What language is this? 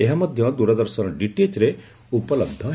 Odia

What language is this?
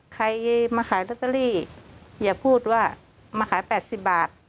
Thai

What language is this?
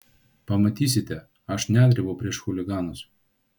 Lithuanian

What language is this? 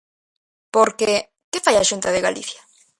Galician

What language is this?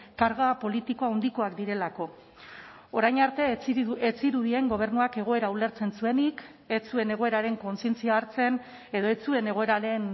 Basque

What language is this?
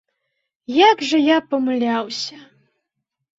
Belarusian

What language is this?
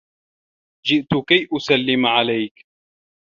Arabic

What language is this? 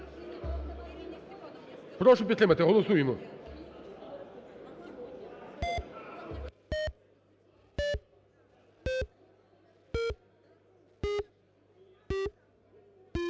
Ukrainian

